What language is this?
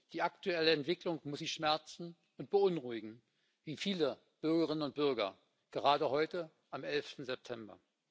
German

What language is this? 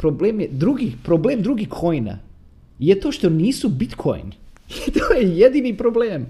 Croatian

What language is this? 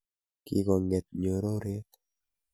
Kalenjin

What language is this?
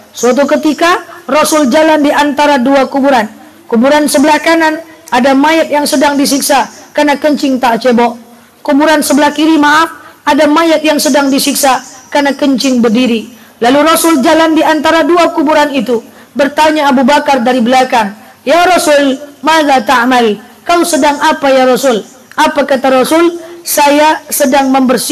Indonesian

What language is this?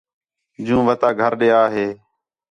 Khetrani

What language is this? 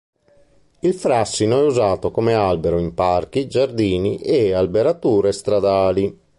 Italian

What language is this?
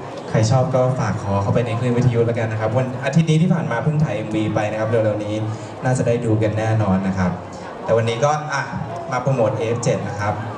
Thai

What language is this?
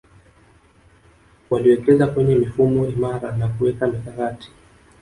Swahili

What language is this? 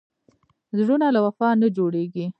Pashto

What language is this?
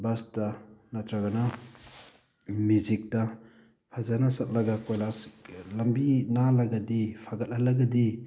Manipuri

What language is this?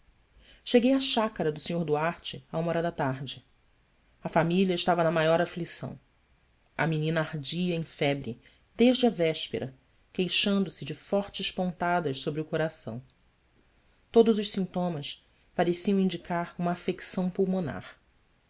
Portuguese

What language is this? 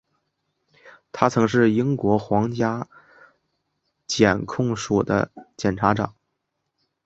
Chinese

